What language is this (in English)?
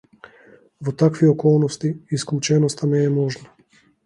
Macedonian